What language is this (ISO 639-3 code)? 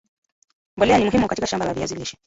swa